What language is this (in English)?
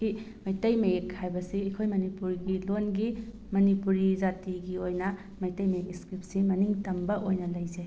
Manipuri